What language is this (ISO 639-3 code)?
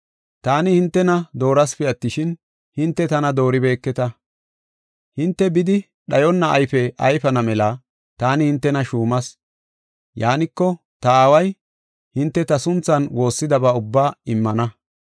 gof